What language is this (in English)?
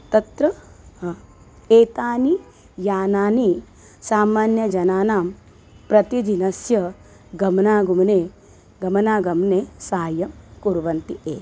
Sanskrit